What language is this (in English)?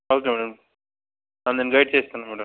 Telugu